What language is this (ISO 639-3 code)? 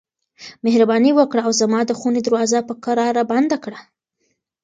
pus